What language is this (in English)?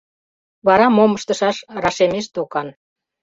Mari